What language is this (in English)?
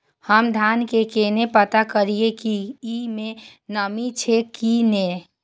Maithili